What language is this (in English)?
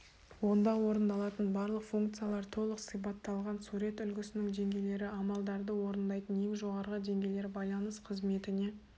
Kazakh